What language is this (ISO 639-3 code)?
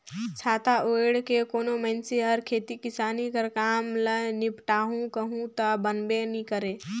hne